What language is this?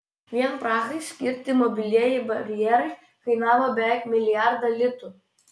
Lithuanian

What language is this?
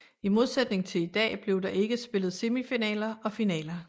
Danish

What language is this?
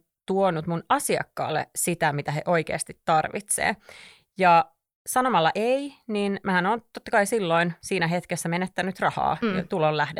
Finnish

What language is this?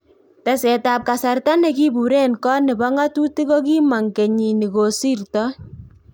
Kalenjin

